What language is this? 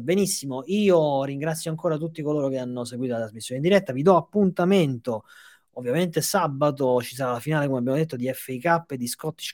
Italian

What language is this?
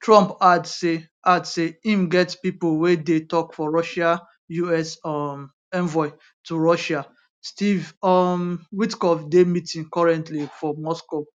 Nigerian Pidgin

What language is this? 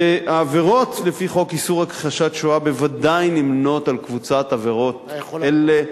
Hebrew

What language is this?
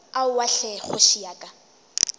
Northern Sotho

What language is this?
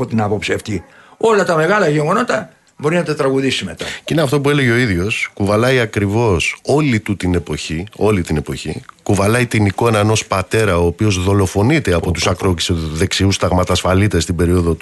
Greek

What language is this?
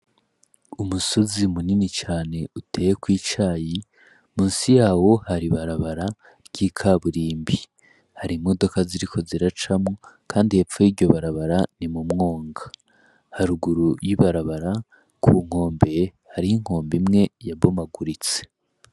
Rundi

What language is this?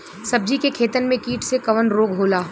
Bhojpuri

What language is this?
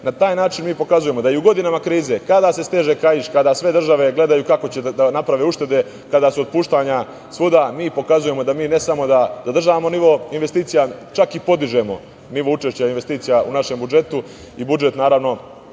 Serbian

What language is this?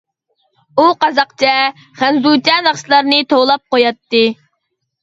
Uyghur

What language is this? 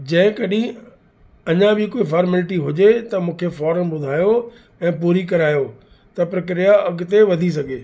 Sindhi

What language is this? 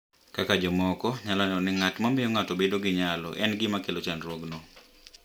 Luo (Kenya and Tanzania)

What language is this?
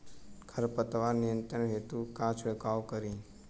Bhojpuri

